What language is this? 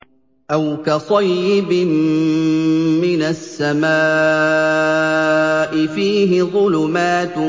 Arabic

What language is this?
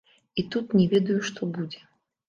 Belarusian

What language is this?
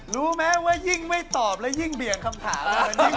Thai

